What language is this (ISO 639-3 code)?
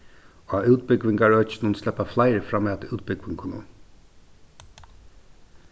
fao